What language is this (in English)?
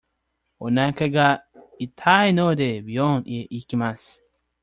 Japanese